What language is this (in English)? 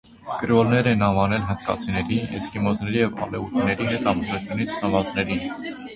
Armenian